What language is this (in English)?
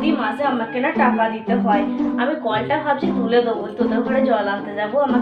Hindi